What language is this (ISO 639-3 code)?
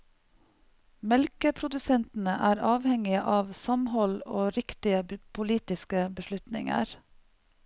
nor